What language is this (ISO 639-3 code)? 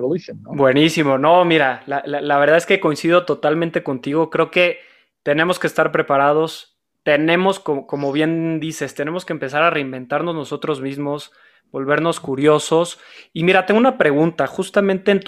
spa